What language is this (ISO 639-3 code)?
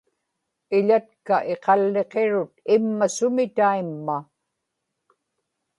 ipk